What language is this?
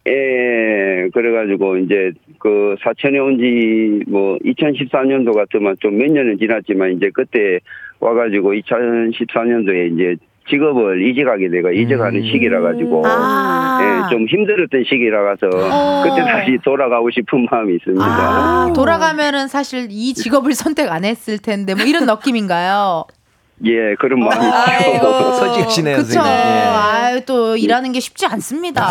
Korean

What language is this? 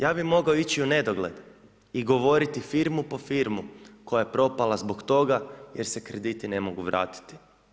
Croatian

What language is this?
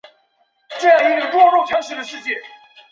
Chinese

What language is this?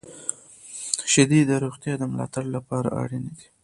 Pashto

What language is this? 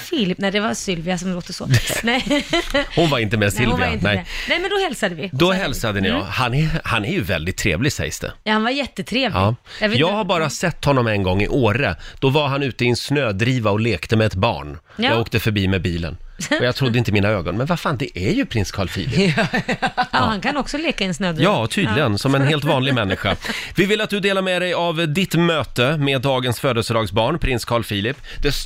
Swedish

